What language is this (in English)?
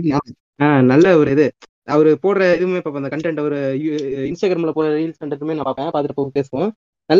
Tamil